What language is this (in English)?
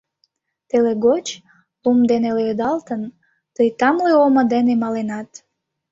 Mari